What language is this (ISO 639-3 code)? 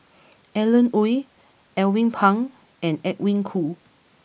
eng